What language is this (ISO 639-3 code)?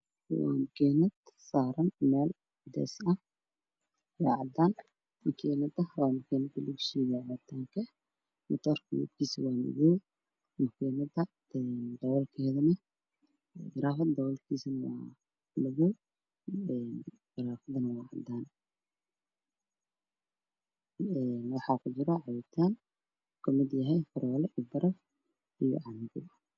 som